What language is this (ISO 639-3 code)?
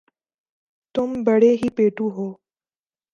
urd